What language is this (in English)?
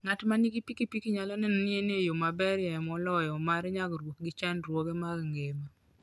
Luo (Kenya and Tanzania)